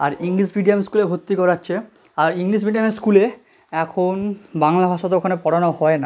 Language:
Bangla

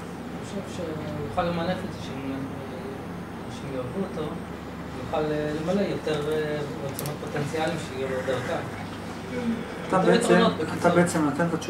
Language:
Hebrew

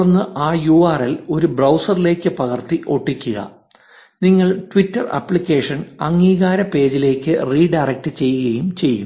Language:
Malayalam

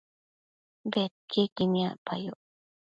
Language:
Matsés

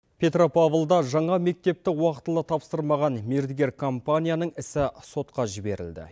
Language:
Kazakh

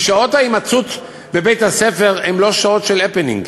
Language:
Hebrew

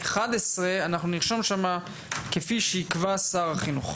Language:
Hebrew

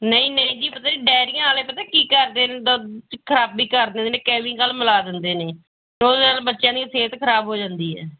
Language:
Punjabi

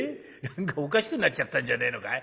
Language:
Japanese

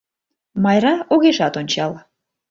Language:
Mari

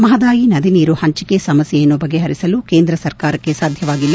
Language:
Kannada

